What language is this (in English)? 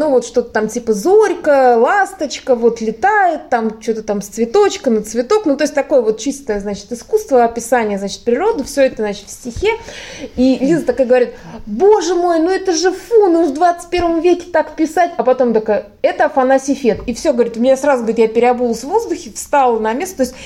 Russian